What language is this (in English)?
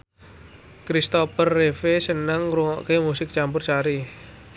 Javanese